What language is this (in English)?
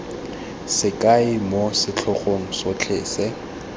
Tswana